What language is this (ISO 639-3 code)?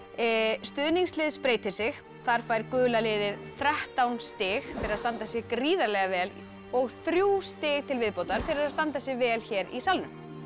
isl